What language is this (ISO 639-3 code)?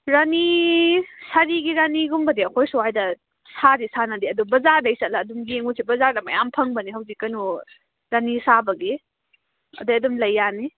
mni